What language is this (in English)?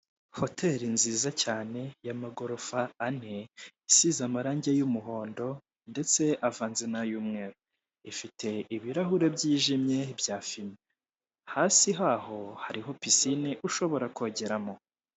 Kinyarwanda